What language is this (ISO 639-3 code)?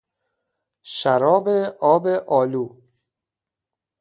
fas